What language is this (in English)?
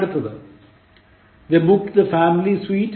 Malayalam